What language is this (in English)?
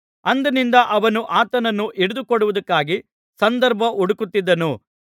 Kannada